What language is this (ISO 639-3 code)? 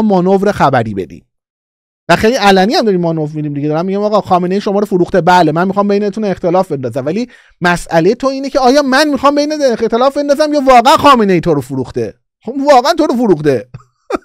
fas